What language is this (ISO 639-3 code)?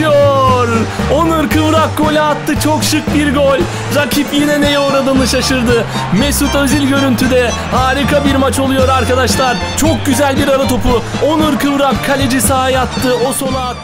tur